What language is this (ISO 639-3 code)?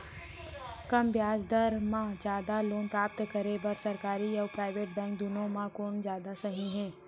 hne